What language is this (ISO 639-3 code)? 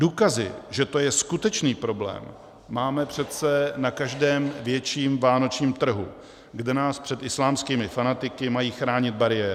ces